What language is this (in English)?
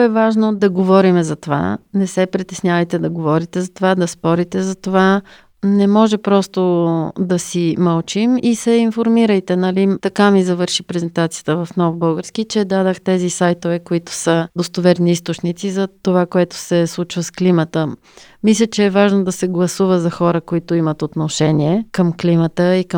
Bulgarian